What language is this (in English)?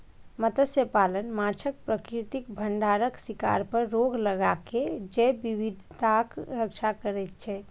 Maithili